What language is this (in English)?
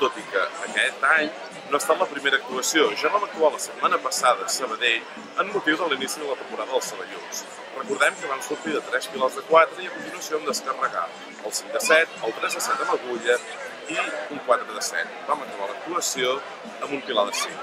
Dutch